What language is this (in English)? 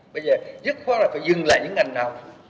Vietnamese